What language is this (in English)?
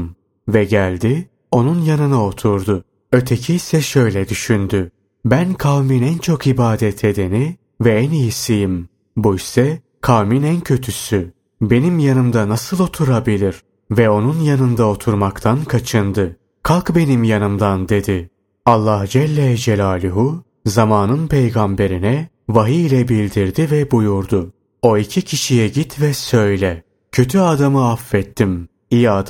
Turkish